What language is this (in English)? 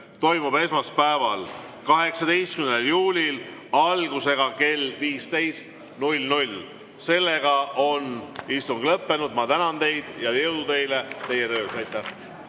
Estonian